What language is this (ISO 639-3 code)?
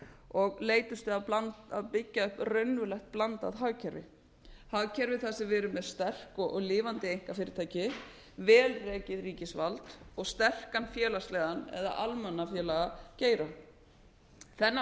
isl